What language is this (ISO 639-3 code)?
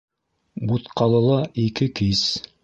bak